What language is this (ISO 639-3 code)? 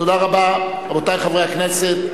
heb